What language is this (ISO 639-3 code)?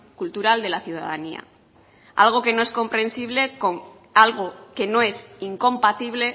spa